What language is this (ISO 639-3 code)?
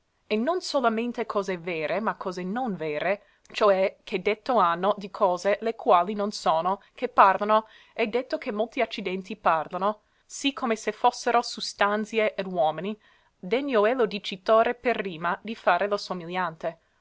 ita